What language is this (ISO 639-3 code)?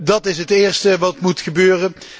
nld